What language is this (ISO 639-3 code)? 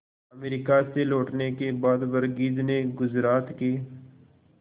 hin